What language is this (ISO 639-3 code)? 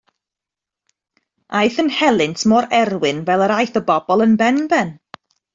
cym